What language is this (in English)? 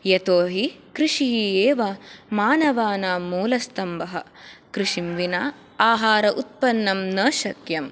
Sanskrit